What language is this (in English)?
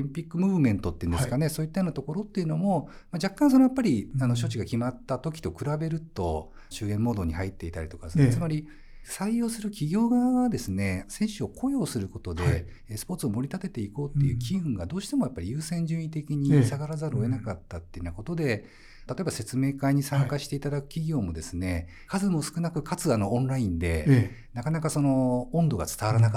Japanese